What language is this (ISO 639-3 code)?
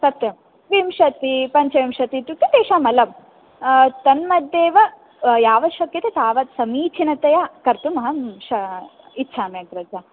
san